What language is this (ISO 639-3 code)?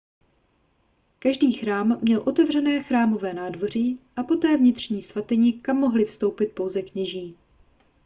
ces